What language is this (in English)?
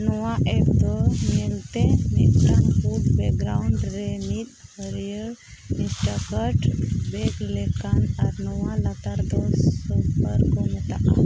Santali